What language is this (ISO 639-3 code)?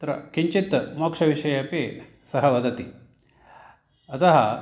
san